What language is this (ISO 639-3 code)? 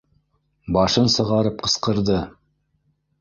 bak